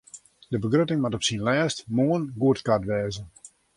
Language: Western Frisian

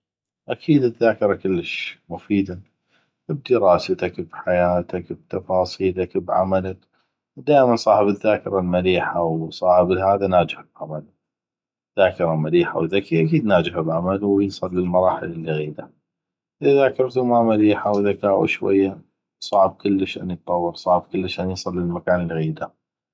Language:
North Mesopotamian Arabic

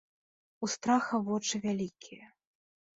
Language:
Belarusian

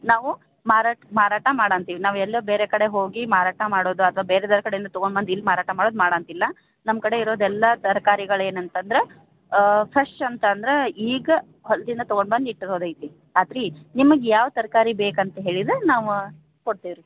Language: Kannada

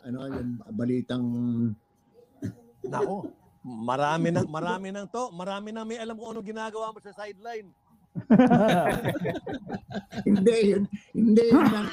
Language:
Filipino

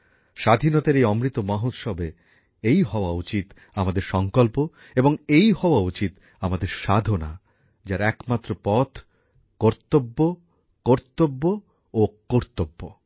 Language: Bangla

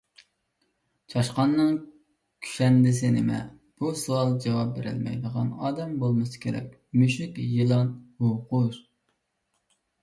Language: Uyghur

